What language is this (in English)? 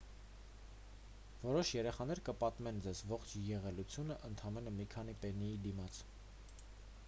Armenian